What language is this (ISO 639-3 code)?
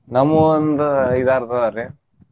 kan